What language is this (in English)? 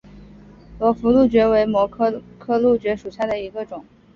Chinese